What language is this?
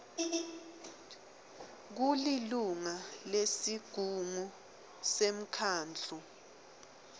Swati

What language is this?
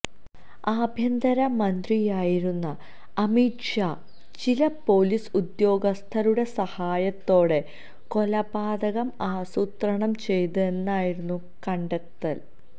Malayalam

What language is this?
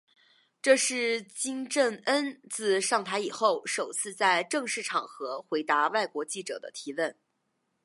Chinese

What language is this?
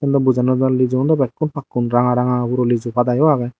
Chakma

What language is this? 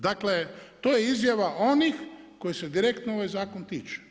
Croatian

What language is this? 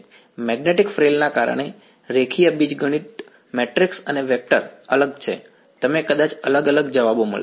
Gujarati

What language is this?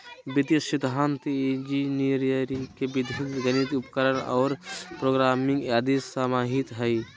Magahi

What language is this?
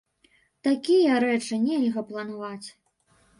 Belarusian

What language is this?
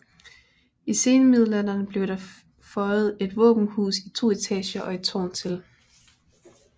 Danish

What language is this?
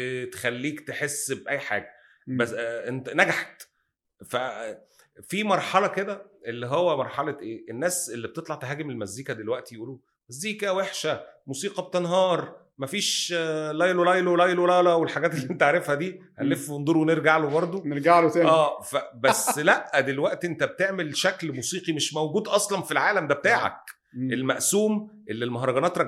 Arabic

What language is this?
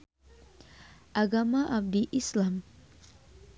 Sundanese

